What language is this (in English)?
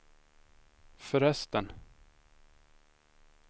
Swedish